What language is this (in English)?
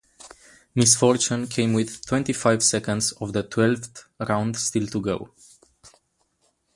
English